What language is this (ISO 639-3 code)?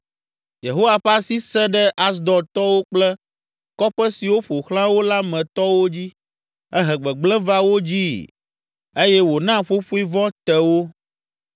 ewe